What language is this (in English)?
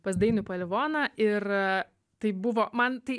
Lithuanian